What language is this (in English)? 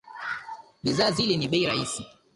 Swahili